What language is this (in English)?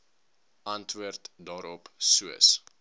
Afrikaans